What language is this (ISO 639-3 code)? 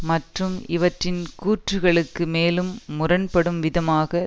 tam